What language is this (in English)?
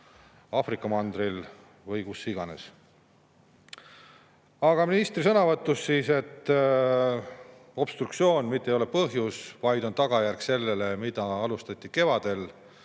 Estonian